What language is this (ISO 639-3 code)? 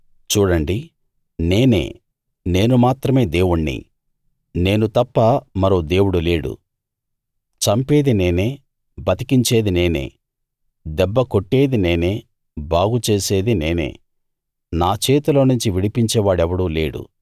tel